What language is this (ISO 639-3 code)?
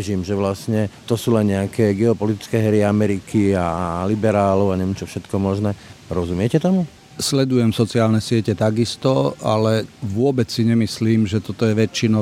slk